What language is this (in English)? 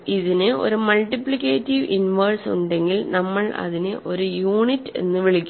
Malayalam